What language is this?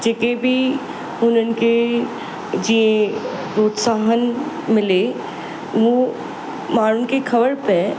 Sindhi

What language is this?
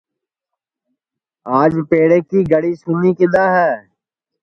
Sansi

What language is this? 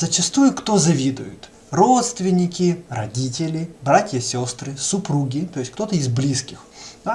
Russian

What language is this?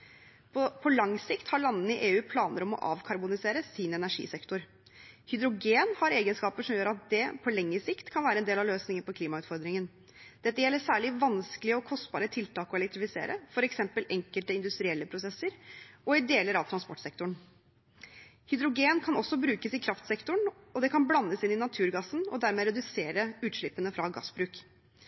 Norwegian Bokmål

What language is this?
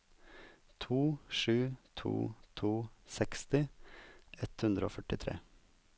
Norwegian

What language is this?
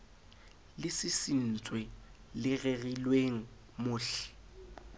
Southern Sotho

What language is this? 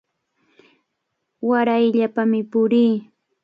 Cajatambo North Lima Quechua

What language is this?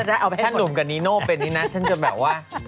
Thai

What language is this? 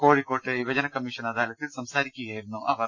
Malayalam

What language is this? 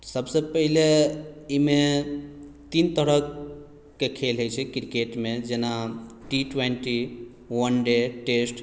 Maithili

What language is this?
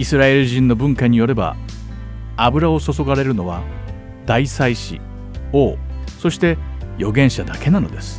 Japanese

